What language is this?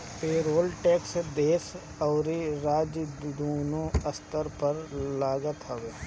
Bhojpuri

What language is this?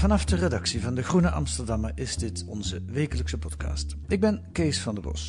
Dutch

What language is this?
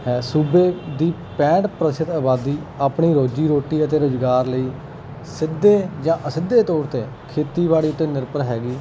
Punjabi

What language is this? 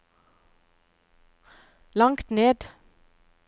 Norwegian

